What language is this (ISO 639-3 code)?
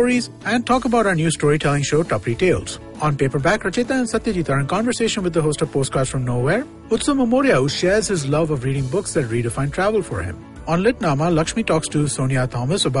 kan